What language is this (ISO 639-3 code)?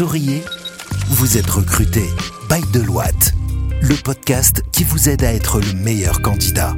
fra